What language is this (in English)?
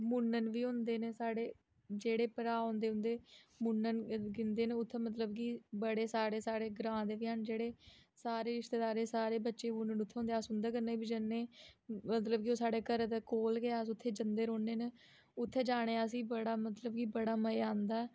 Dogri